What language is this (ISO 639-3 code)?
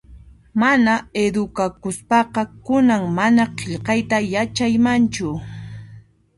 qxp